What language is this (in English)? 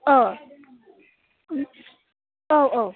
Bodo